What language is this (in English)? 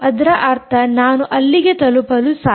Kannada